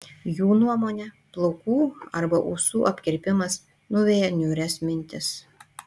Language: Lithuanian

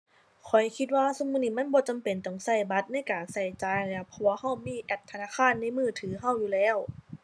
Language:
Thai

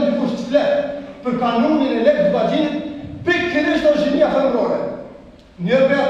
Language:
Turkish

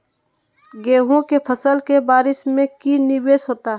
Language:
Magahi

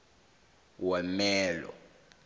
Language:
South Ndebele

